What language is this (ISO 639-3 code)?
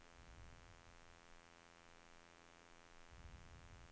nor